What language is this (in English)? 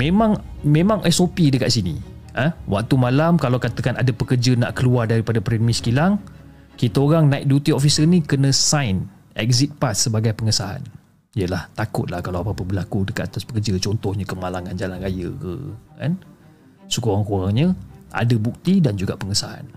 Malay